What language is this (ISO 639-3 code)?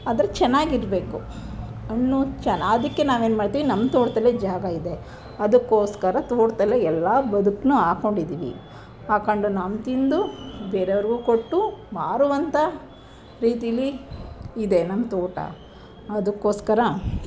kan